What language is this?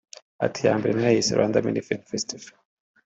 Kinyarwanda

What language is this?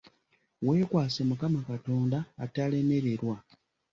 Ganda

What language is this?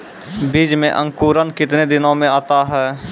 Maithili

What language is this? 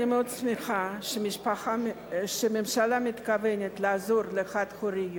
Hebrew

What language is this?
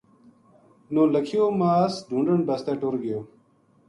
Gujari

